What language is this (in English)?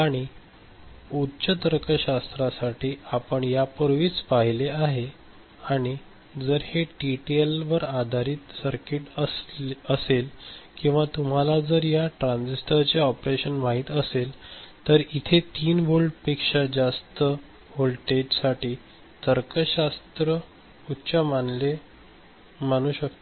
Marathi